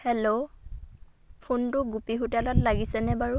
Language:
Assamese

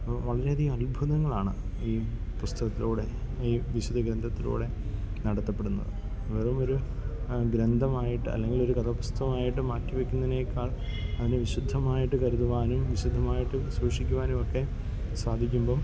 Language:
Malayalam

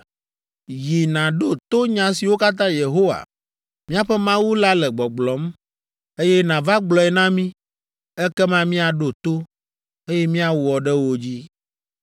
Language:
Ewe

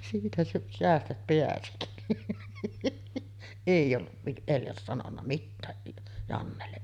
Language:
Finnish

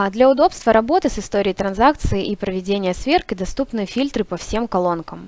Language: Russian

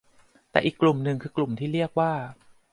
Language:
Thai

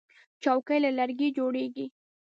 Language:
Pashto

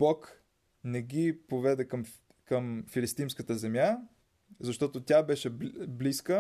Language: Bulgarian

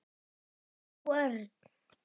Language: Icelandic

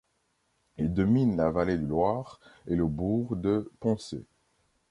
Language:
French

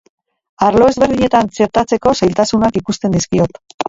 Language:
Basque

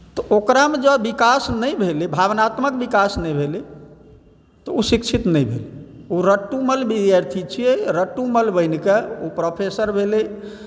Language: Maithili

